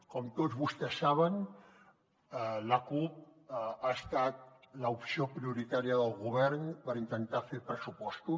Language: Catalan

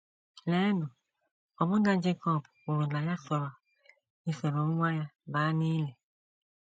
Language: Igbo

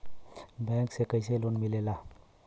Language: Bhojpuri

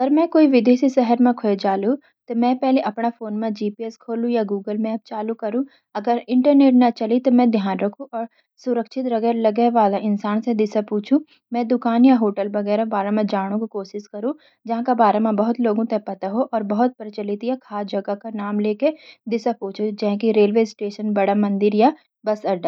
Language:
Garhwali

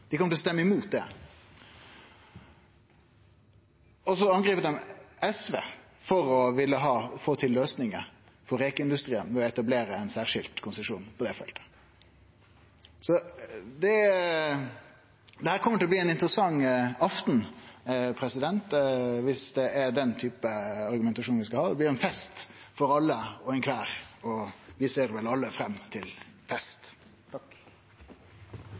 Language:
Norwegian Nynorsk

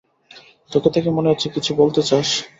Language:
Bangla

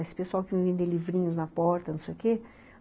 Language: Portuguese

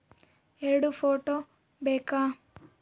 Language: Kannada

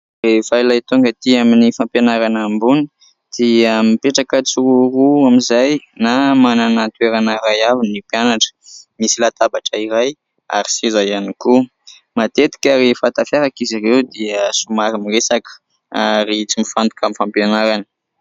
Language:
Malagasy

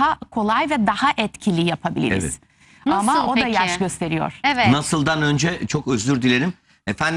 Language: Turkish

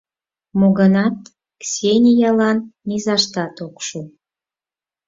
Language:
Mari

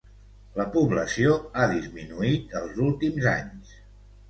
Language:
Catalan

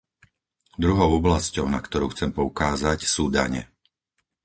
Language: Slovak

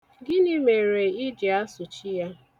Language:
Igbo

